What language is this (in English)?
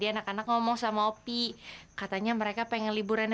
Indonesian